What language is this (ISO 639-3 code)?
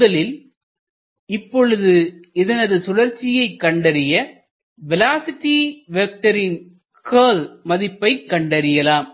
tam